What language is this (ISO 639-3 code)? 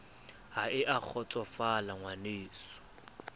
sot